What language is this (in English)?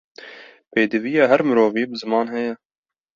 Kurdish